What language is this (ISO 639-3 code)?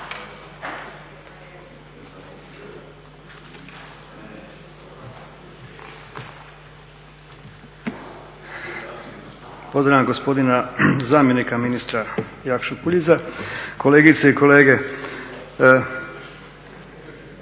hrv